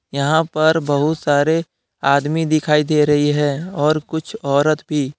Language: Hindi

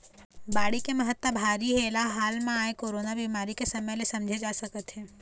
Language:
Chhattisgarhi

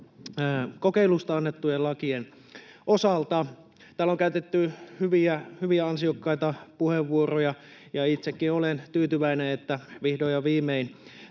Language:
Finnish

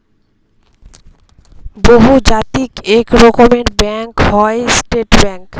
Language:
Bangla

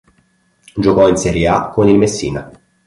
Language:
Italian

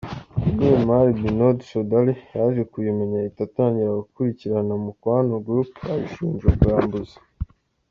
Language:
Kinyarwanda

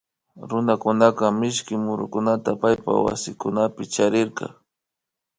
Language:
Imbabura Highland Quichua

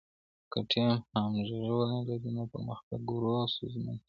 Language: Pashto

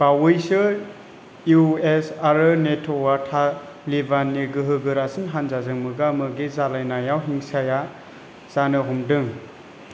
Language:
Bodo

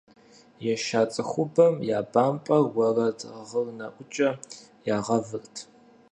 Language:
Kabardian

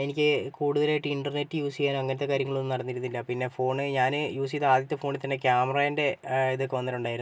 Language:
Malayalam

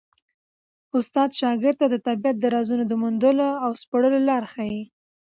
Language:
Pashto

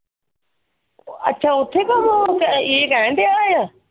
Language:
Punjabi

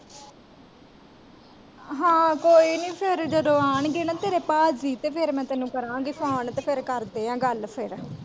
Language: Punjabi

